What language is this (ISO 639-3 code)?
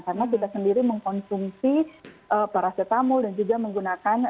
ind